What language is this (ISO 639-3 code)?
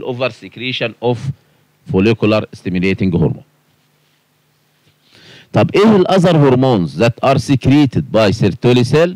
ara